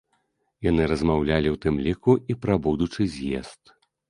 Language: Belarusian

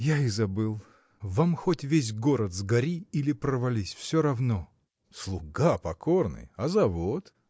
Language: Russian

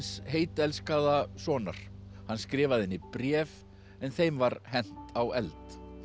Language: Icelandic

